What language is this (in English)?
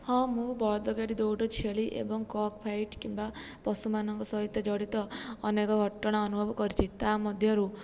Odia